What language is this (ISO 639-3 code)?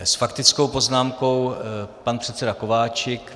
ces